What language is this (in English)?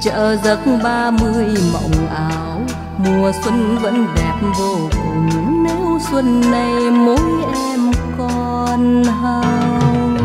Vietnamese